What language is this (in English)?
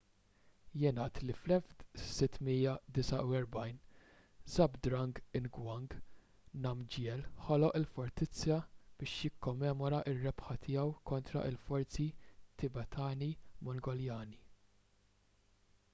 Maltese